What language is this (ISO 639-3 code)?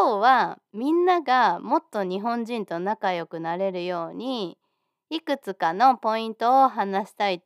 jpn